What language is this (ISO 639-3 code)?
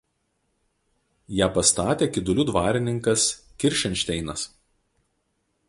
lit